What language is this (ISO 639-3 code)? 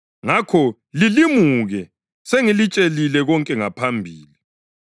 nde